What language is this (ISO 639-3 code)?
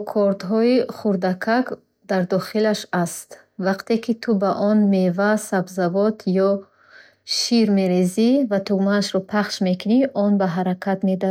bhh